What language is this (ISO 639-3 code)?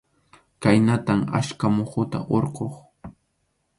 qxu